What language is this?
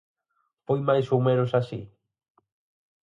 Galician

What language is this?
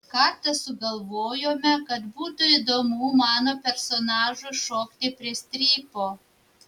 Lithuanian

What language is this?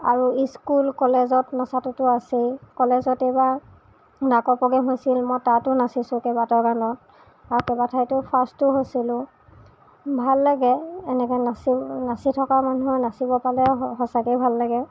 Assamese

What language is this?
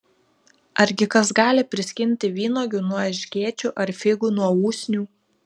Lithuanian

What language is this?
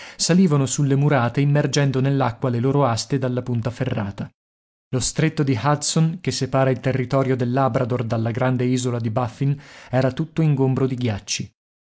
Italian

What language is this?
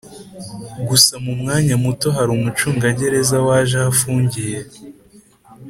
Kinyarwanda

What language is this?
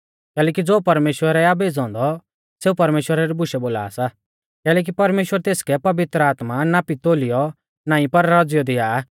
Mahasu Pahari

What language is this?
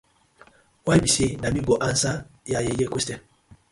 Nigerian Pidgin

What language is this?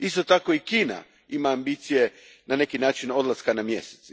Croatian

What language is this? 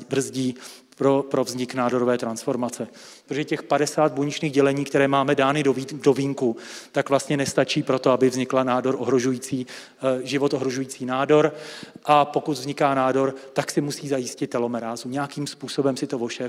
Czech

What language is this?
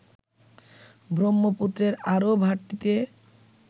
Bangla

